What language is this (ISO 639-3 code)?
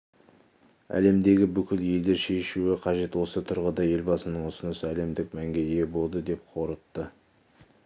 kaz